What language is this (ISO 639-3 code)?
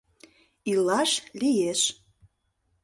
chm